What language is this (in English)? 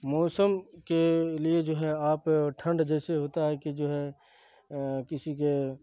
Urdu